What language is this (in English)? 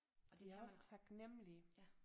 Danish